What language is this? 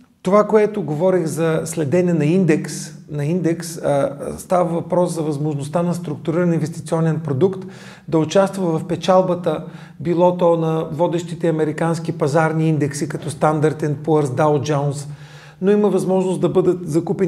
Bulgarian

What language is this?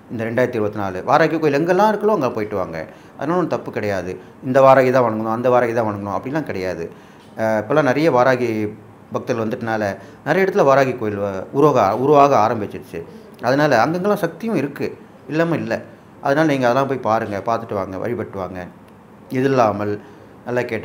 Tamil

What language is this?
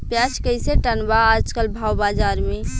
Bhojpuri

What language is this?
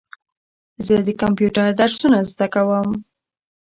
Pashto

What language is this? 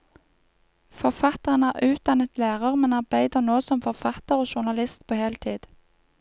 Norwegian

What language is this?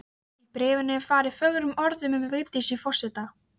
Icelandic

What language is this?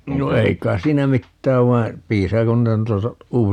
Finnish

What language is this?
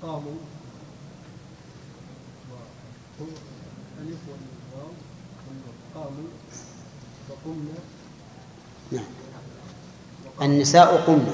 Arabic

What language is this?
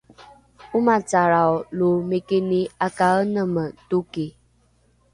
Rukai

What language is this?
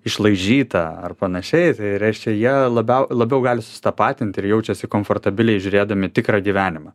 Lithuanian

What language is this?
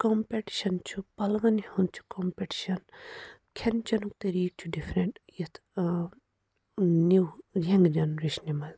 Kashmiri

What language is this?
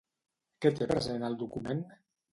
Catalan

